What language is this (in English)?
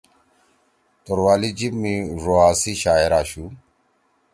Torwali